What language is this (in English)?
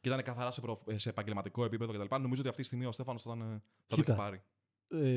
Greek